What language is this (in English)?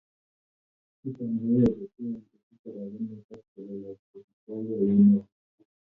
Kalenjin